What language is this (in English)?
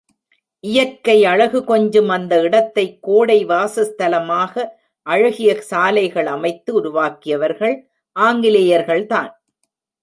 Tamil